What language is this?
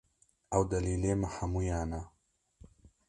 Kurdish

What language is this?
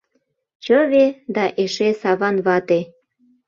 Mari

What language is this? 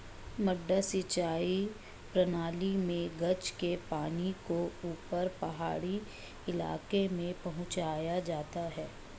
Hindi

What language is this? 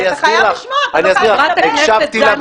Hebrew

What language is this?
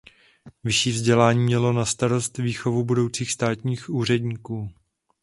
Czech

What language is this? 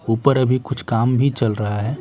Hindi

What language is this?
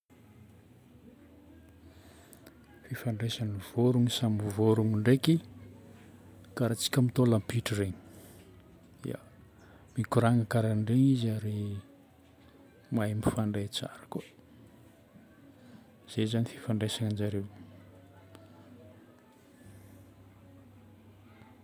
Northern Betsimisaraka Malagasy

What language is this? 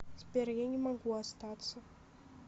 Russian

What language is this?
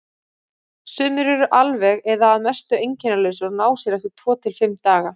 Icelandic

